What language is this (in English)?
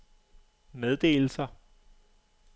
Danish